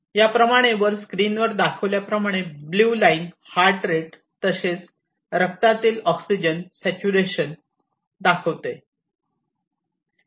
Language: Marathi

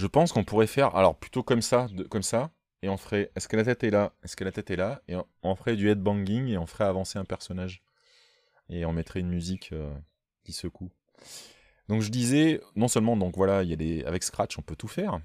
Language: French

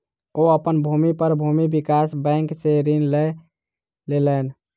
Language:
Maithili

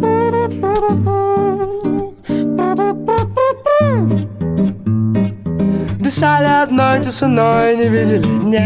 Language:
Russian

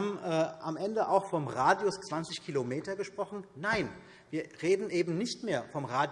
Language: German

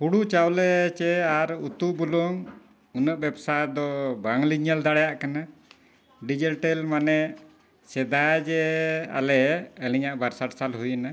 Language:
Santali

